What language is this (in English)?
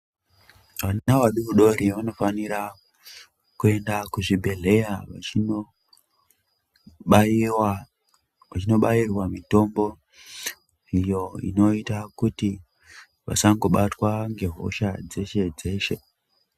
Ndau